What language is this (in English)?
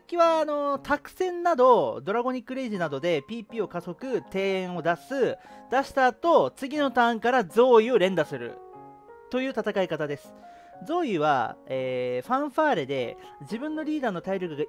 Japanese